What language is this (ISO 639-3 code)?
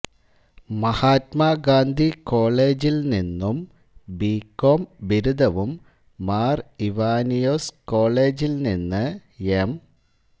mal